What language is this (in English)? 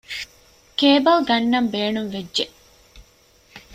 Divehi